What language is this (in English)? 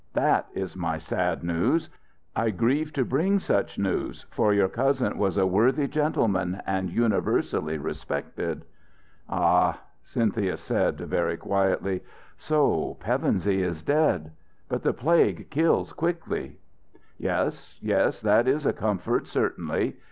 English